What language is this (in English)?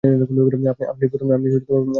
Bangla